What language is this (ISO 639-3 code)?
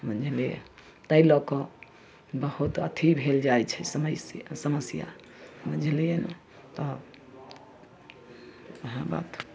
mai